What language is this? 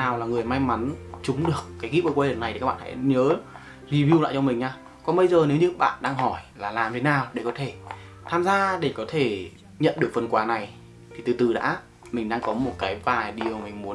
Vietnamese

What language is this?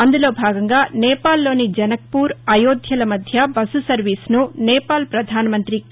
Telugu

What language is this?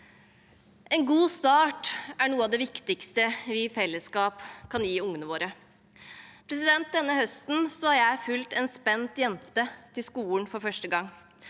Norwegian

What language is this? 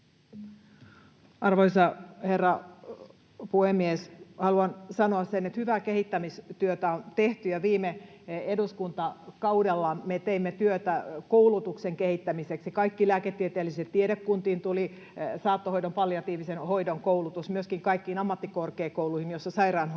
Finnish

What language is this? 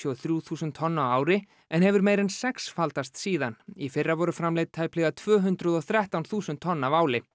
Icelandic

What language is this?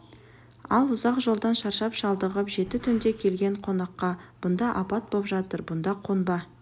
Kazakh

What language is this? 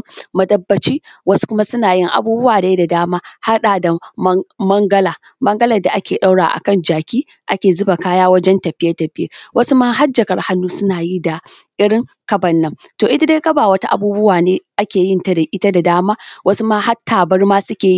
Hausa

